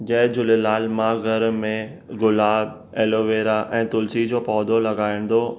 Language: Sindhi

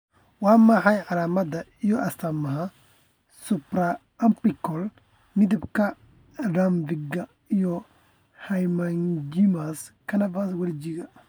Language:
Somali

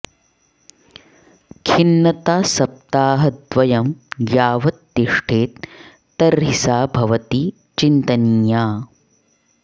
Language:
Sanskrit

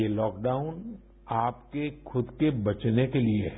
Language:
Hindi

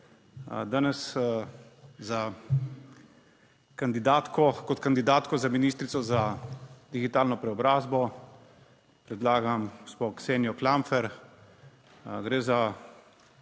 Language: Slovenian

